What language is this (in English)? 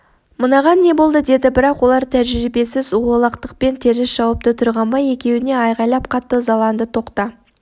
Kazakh